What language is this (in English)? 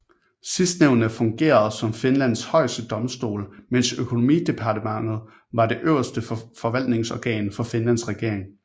Danish